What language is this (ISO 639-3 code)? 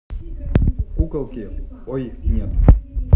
rus